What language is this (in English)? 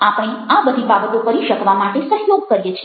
Gujarati